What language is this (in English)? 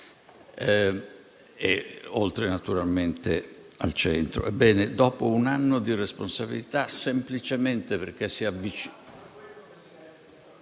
Italian